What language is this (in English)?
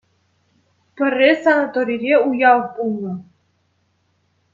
Chuvash